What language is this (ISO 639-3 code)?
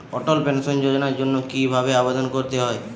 ben